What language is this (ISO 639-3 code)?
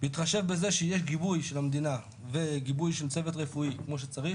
heb